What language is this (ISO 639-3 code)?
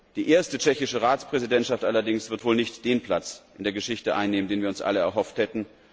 deu